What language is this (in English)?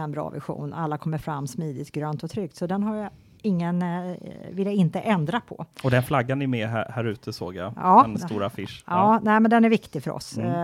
Swedish